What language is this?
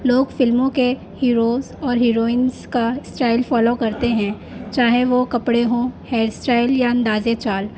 Urdu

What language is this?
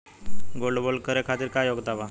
Bhojpuri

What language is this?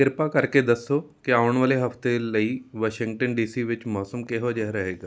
Punjabi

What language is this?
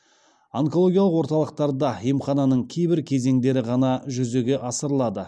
Kazakh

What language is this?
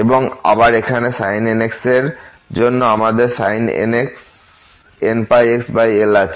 Bangla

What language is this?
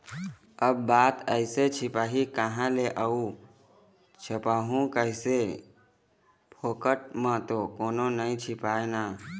Chhattisgarhi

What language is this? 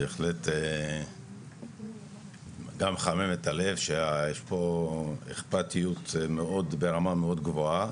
Hebrew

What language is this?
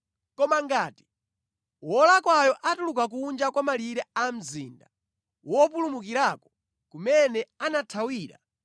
Nyanja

